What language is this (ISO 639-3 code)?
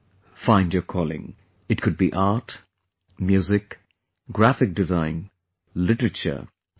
eng